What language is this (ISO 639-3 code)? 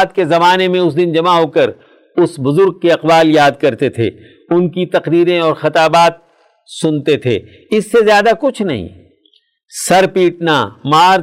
urd